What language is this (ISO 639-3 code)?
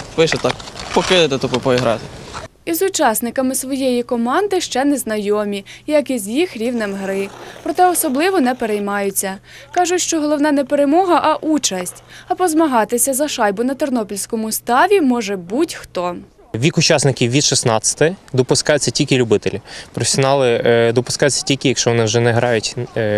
ukr